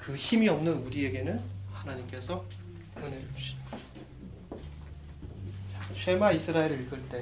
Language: Korean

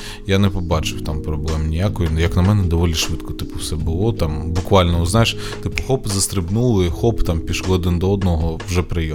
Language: Ukrainian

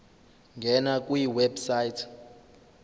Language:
Zulu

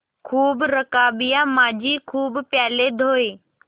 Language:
Hindi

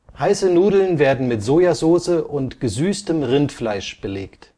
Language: German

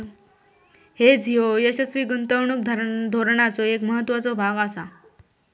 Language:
Marathi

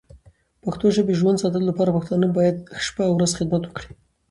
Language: Pashto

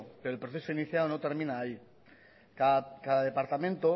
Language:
Spanish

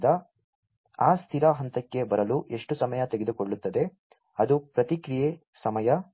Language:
Kannada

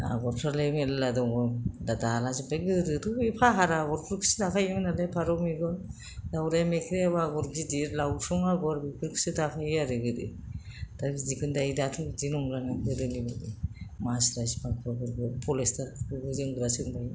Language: Bodo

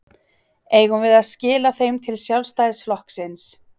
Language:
Icelandic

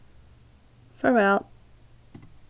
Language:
Faroese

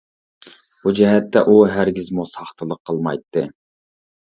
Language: Uyghur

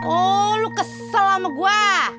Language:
Indonesian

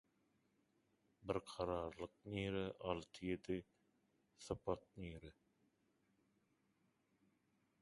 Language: Turkmen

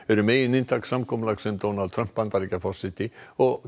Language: Icelandic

